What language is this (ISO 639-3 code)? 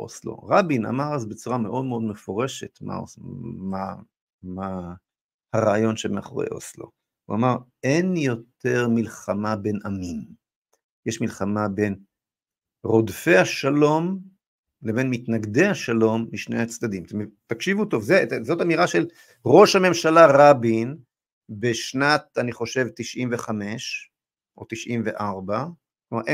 heb